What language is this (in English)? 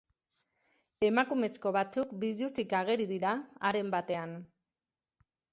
Basque